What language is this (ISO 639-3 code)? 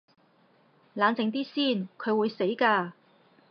yue